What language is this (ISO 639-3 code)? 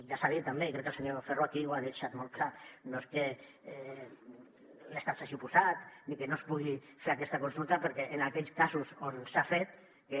cat